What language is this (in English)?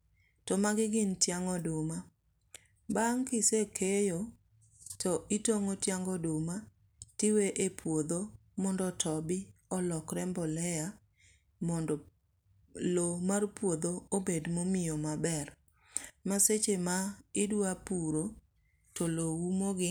Luo (Kenya and Tanzania)